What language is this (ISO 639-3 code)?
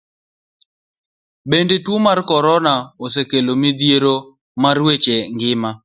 luo